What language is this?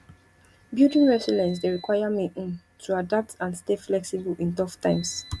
Nigerian Pidgin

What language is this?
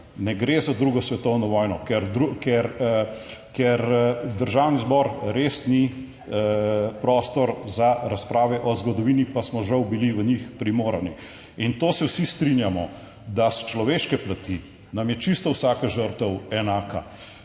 Slovenian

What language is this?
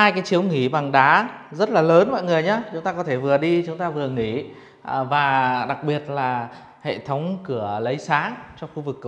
Vietnamese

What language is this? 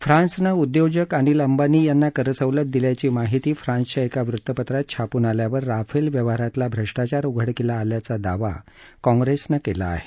Marathi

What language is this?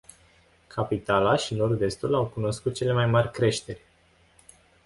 Romanian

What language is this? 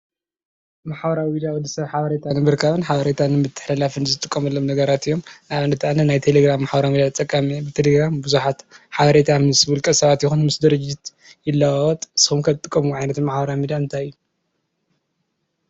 Tigrinya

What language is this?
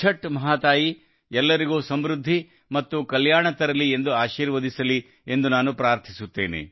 Kannada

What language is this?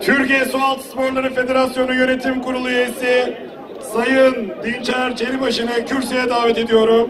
Turkish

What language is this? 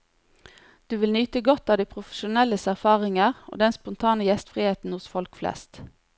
Norwegian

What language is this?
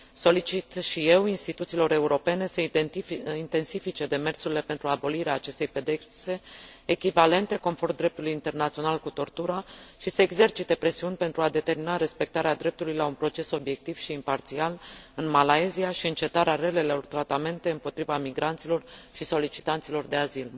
Romanian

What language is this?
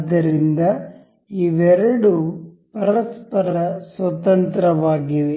Kannada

